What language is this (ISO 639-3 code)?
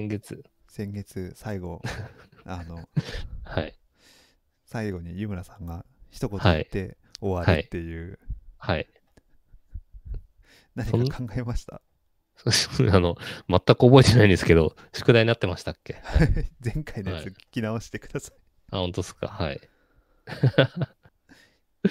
jpn